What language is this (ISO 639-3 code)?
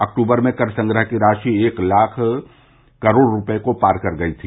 hin